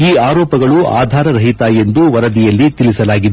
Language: Kannada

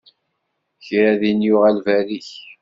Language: Kabyle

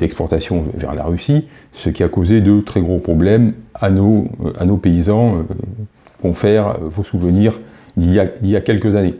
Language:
French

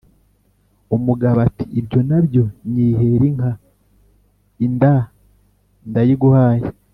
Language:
Kinyarwanda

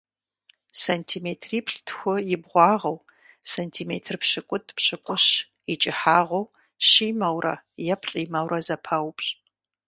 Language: Kabardian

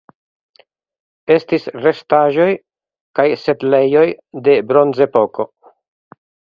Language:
Esperanto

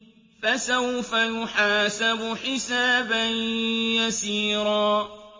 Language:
Arabic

